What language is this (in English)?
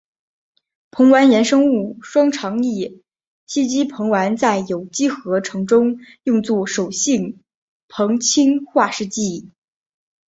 Chinese